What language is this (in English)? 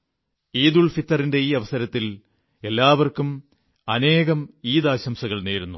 Malayalam